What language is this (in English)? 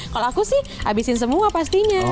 Indonesian